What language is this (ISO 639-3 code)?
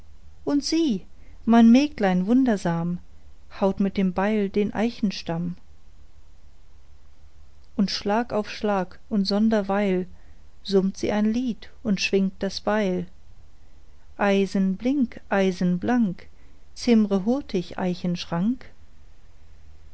deu